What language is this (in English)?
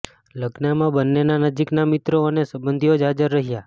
Gujarati